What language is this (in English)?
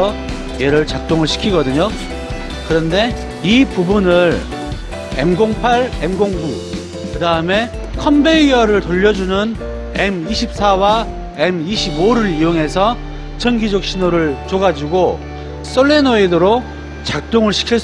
Korean